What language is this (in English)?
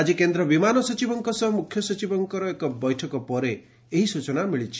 Odia